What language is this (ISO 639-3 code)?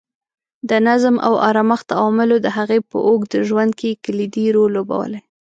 pus